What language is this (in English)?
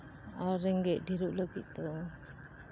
Santali